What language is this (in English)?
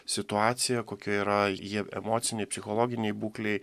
Lithuanian